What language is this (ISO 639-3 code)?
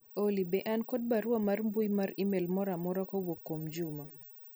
luo